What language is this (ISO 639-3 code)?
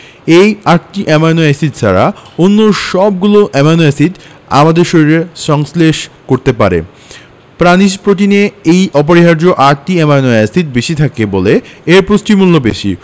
ben